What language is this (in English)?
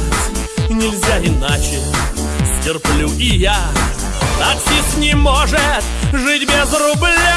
Russian